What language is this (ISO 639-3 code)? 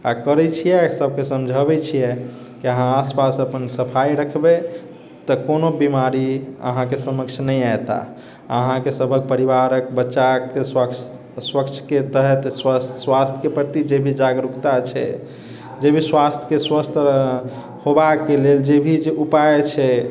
mai